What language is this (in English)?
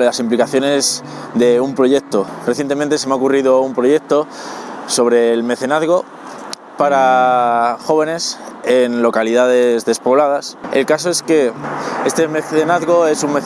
Spanish